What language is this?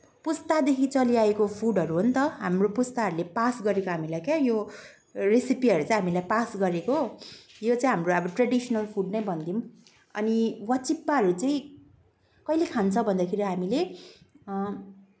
Nepali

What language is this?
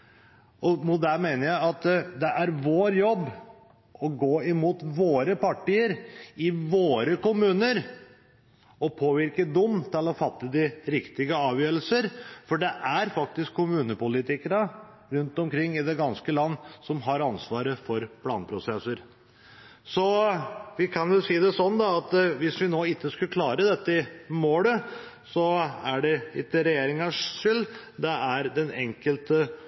Norwegian Bokmål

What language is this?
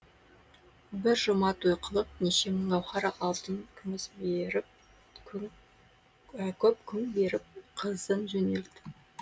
Kazakh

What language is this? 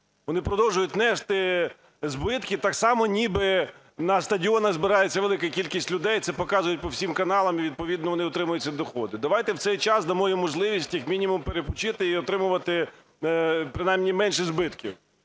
Ukrainian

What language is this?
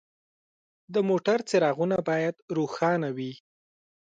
Pashto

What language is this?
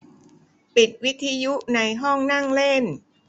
Thai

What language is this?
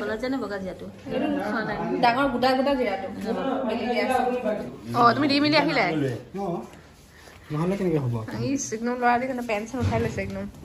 Indonesian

